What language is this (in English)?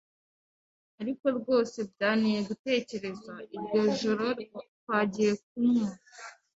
Kinyarwanda